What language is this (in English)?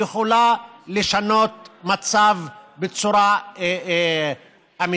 Hebrew